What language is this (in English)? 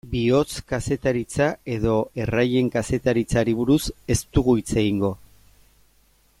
Basque